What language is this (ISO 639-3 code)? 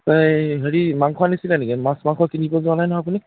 asm